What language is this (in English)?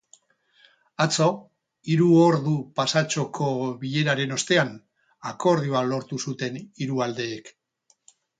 Basque